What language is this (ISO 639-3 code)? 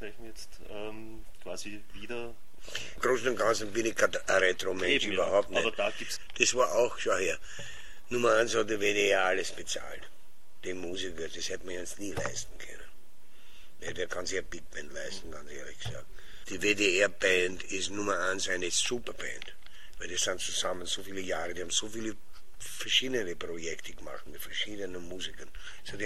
deu